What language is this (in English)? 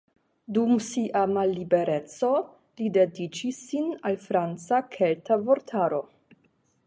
Esperanto